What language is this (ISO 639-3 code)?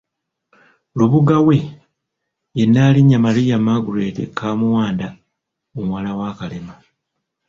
lug